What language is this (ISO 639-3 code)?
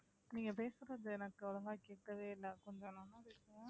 tam